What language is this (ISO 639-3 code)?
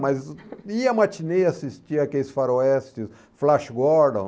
por